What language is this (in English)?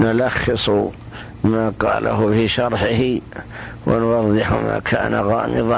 Arabic